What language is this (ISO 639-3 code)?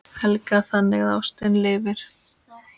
isl